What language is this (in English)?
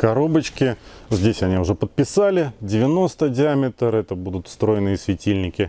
Russian